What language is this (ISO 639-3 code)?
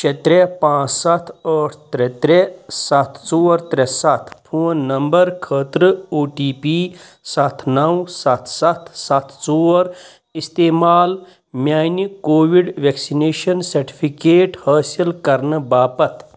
kas